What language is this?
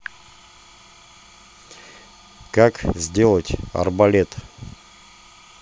Russian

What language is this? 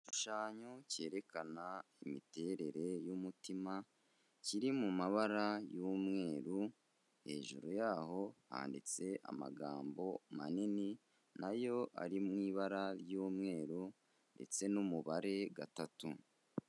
Kinyarwanda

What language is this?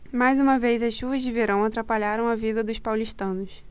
Portuguese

